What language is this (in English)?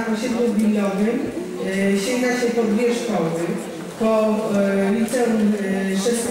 Polish